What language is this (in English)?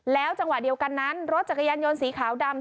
Thai